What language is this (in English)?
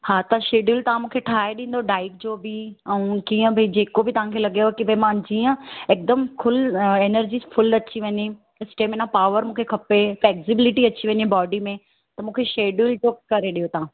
Sindhi